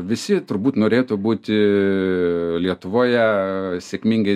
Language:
Lithuanian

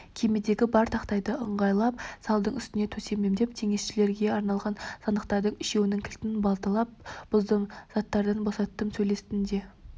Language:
Kazakh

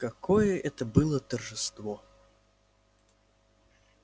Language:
Russian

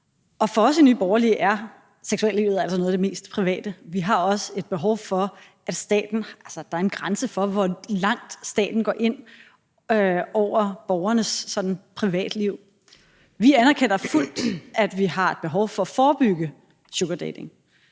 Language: Danish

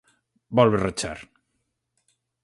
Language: Galician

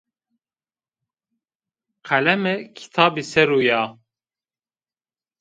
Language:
Zaza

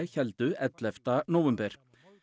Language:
Icelandic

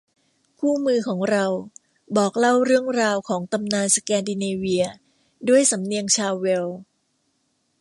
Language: Thai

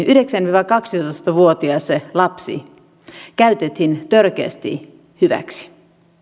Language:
Finnish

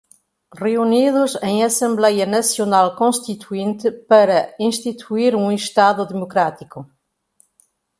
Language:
Portuguese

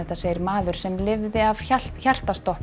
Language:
Icelandic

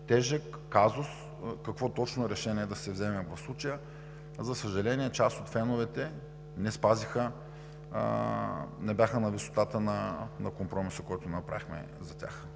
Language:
Bulgarian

